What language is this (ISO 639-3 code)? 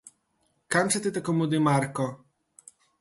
slv